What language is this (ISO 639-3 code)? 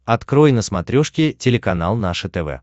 rus